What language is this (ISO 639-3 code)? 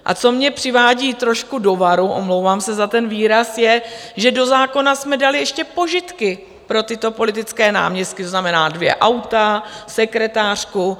ces